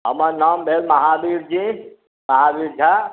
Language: Maithili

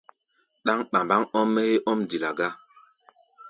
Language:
Gbaya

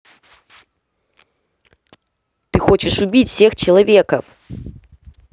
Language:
Russian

